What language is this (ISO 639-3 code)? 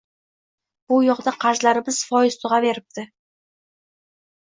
uzb